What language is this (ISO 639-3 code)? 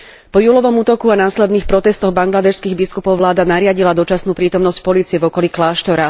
slk